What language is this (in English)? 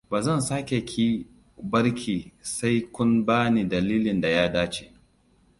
Hausa